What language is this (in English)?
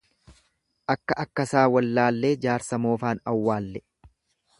Oromo